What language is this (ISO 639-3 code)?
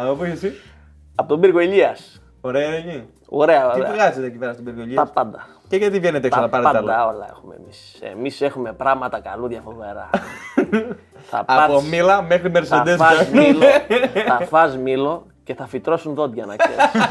ell